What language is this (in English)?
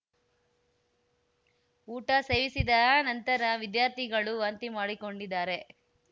Kannada